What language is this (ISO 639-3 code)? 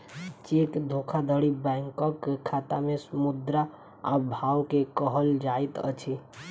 mai